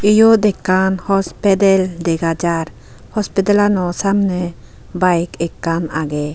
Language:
Chakma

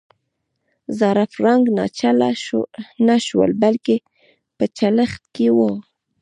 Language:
Pashto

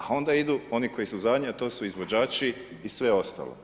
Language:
Croatian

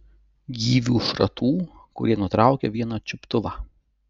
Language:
Lithuanian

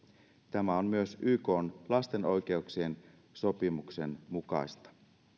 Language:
Finnish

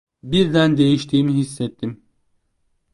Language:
Turkish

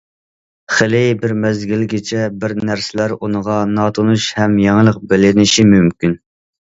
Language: Uyghur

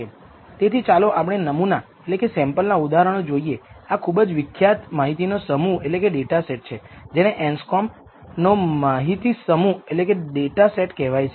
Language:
Gujarati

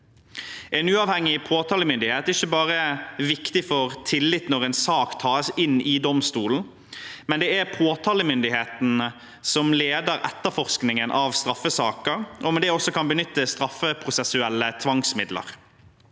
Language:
Norwegian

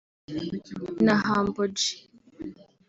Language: Kinyarwanda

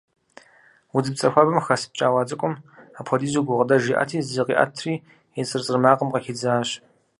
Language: Kabardian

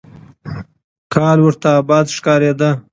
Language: Pashto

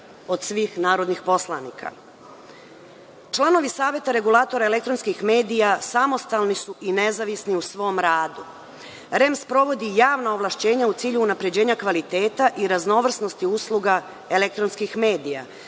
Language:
Serbian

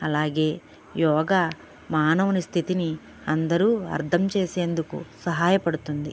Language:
Telugu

